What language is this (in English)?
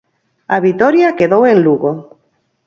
Galician